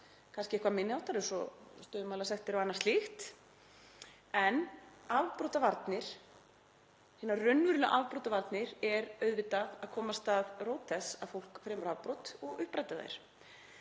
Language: Icelandic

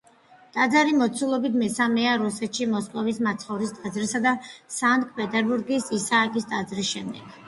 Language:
Georgian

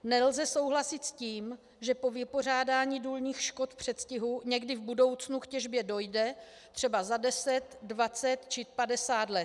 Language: Czech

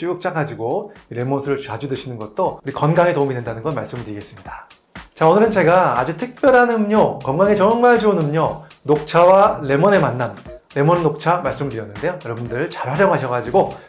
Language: Korean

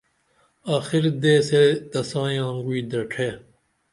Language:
Dameli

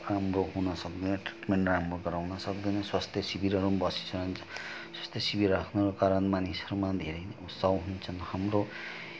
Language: Nepali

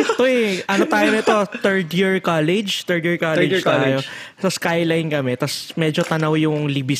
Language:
Filipino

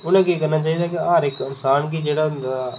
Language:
Dogri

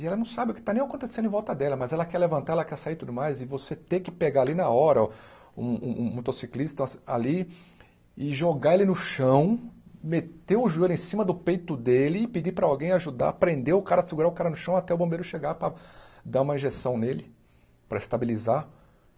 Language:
Portuguese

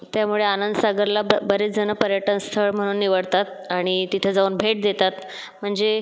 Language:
Marathi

